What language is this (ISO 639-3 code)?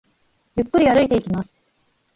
jpn